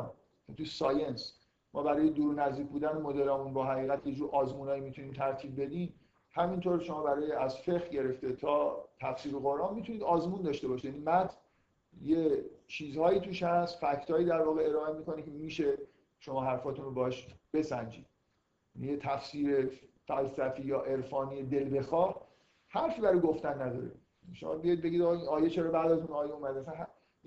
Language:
Persian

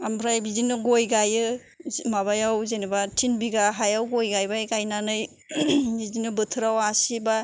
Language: Bodo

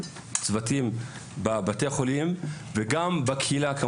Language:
Hebrew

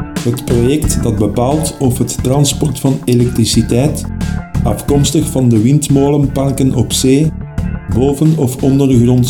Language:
Dutch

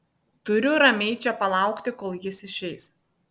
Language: Lithuanian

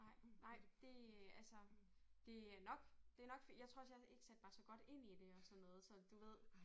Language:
Danish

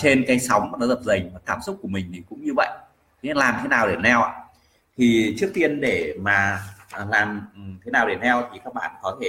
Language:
Vietnamese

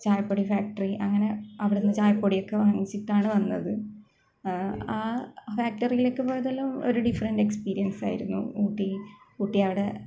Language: Malayalam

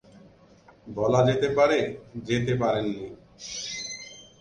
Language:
Bangla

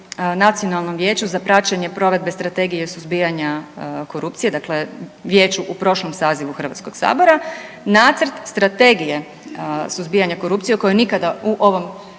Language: Croatian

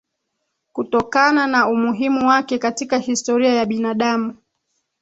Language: Swahili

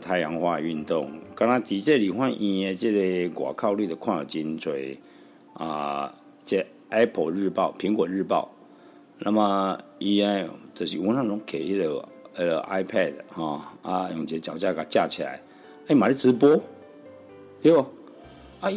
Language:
Chinese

